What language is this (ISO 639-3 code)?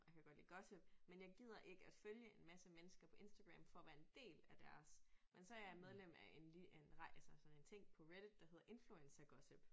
dan